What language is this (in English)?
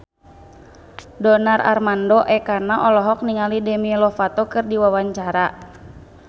Sundanese